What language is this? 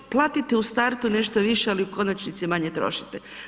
Croatian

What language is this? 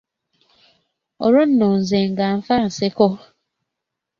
Ganda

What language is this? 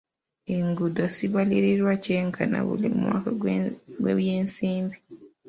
Ganda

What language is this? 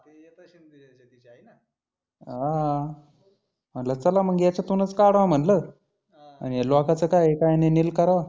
Marathi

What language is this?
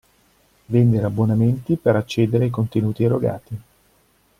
Italian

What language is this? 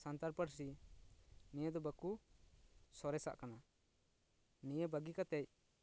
Santali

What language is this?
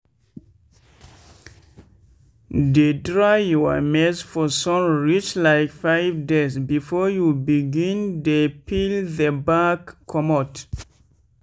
Nigerian Pidgin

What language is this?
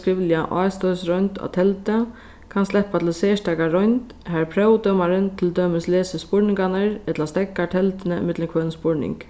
Faroese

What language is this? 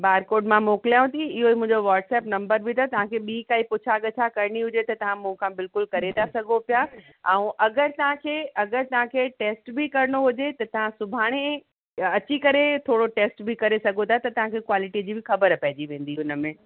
Sindhi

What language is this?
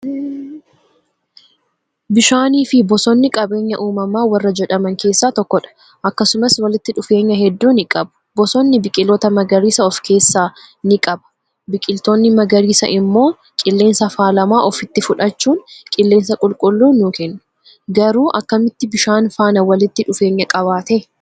Oromo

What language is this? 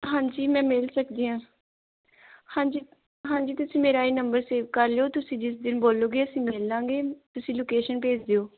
Punjabi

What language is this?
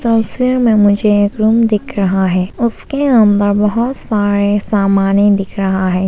Hindi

